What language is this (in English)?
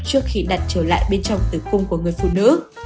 Vietnamese